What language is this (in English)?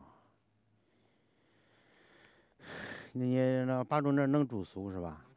Chinese